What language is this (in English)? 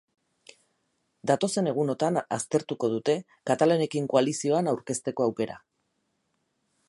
Basque